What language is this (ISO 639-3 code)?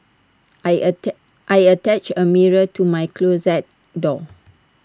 eng